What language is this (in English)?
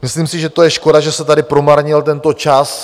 Czech